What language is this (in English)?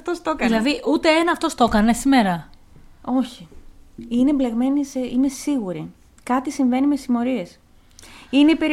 Greek